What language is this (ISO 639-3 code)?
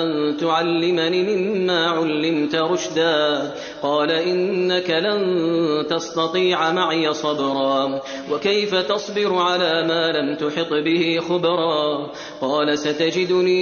ara